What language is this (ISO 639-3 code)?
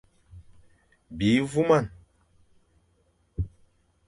fan